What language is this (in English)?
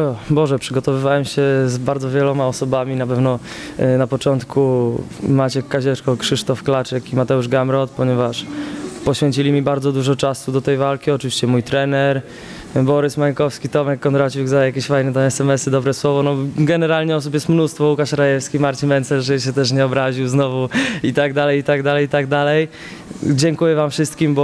Polish